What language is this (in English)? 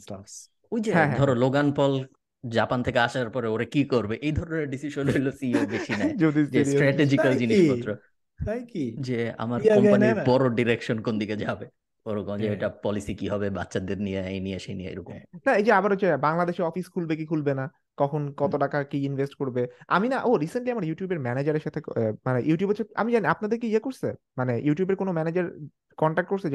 Bangla